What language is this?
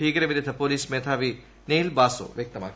Malayalam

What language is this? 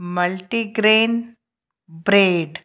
Sindhi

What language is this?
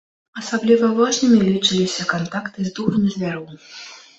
Belarusian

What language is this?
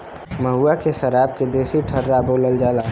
Bhojpuri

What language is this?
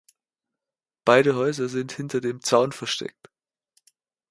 German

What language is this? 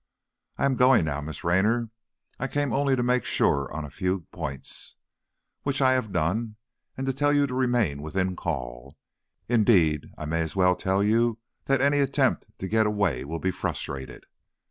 English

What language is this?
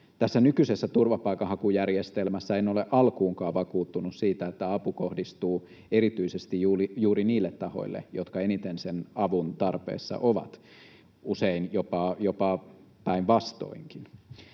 Finnish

